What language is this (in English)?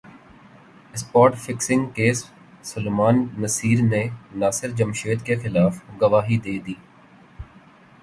Urdu